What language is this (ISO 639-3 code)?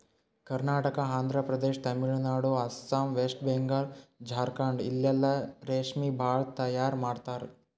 kan